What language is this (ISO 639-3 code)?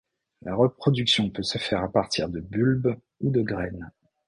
fra